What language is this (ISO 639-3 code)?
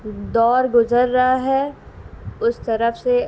urd